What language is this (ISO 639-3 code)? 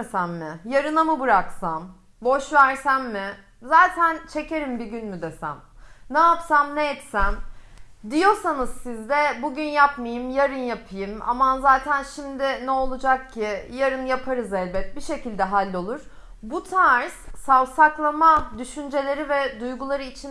tur